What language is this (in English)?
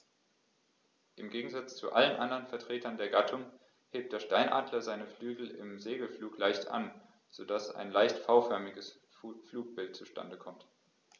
German